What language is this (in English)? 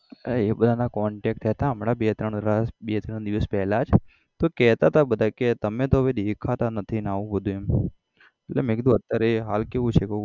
Gujarati